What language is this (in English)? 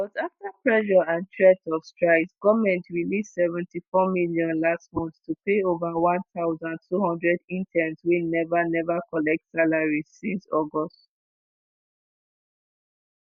Nigerian Pidgin